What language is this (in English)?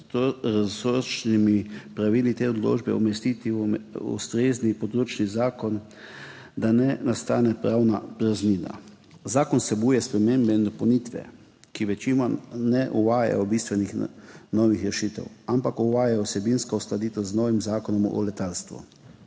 Slovenian